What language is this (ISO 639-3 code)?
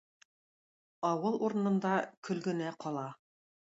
tat